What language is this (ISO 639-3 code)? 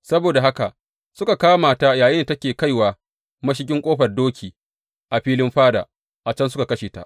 hau